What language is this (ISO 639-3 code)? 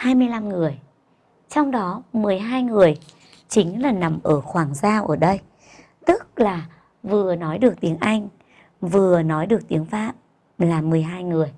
vie